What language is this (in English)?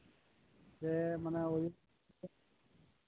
Santali